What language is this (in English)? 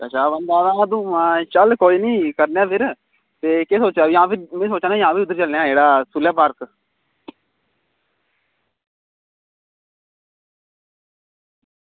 Dogri